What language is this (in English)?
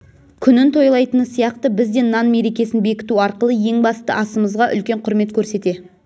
Kazakh